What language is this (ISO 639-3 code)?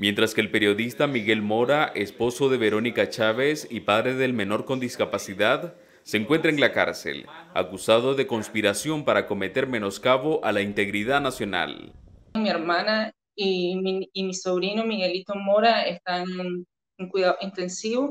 spa